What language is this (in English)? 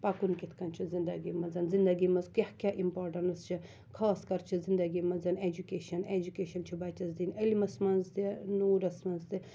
Kashmiri